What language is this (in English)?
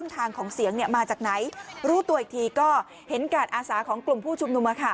Thai